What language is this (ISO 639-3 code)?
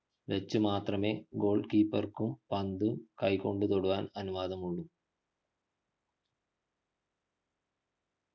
mal